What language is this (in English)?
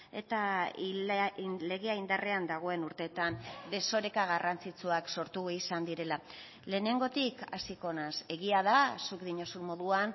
Basque